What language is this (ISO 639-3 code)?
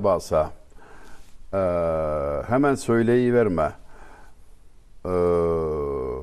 tur